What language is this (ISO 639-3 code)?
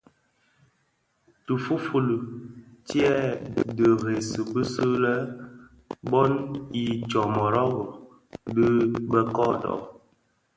ksf